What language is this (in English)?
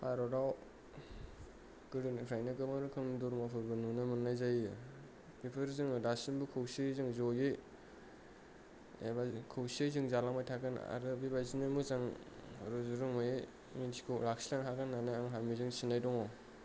Bodo